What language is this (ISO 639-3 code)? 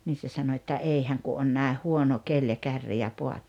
fin